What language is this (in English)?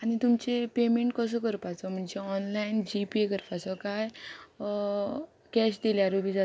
Konkani